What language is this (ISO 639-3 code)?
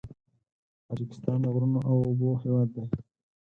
pus